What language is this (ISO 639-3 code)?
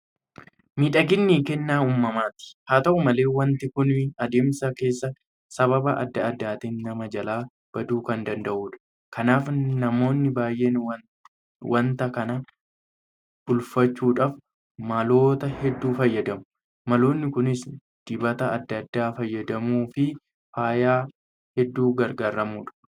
orm